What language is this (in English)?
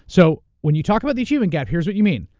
English